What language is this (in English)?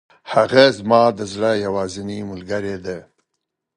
Pashto